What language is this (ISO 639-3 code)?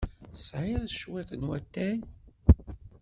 kab